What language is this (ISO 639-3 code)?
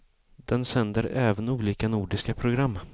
swe